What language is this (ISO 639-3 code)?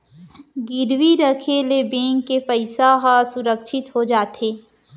hne